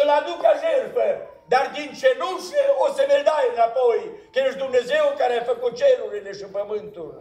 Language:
Romanian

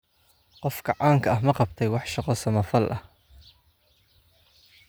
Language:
Somali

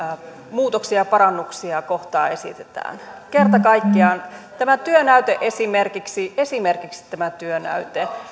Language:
Finnish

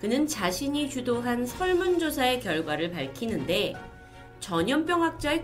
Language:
Korean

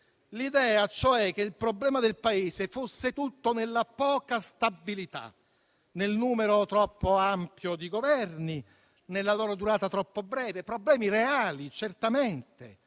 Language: Italian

